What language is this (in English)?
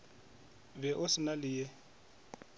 Northern Sotho